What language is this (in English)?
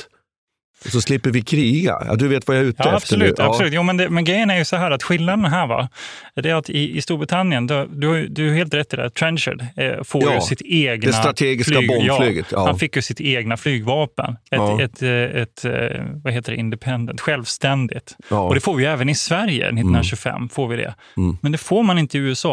Swedish